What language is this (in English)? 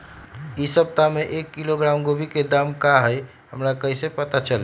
Magahi